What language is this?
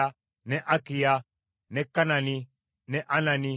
Ganda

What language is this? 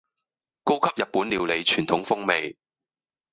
Cantonese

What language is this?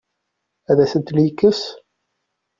Kabyle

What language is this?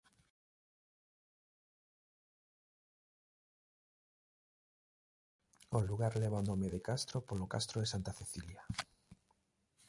Galician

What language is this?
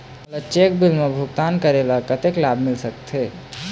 Chhattisgarhi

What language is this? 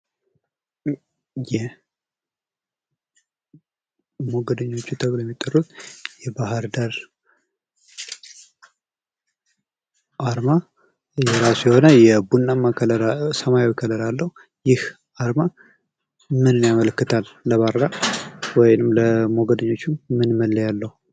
Amharic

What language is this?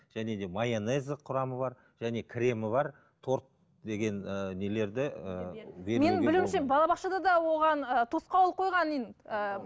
Kazakh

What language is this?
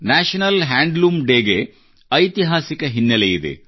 Kannada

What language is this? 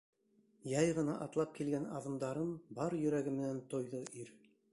Bashkir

